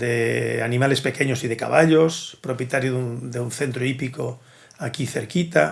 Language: Spanish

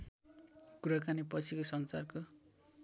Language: Nepali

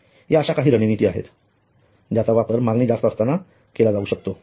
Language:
Marathi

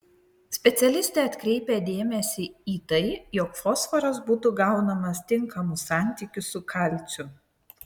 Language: Lithuanian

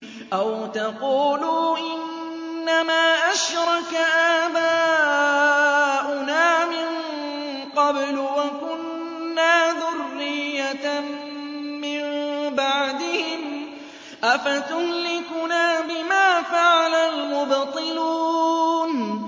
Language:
Arabic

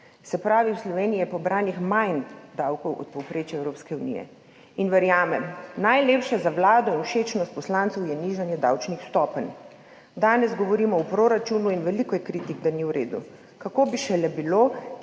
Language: Slovenian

